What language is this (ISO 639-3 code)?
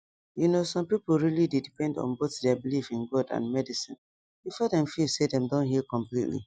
pcm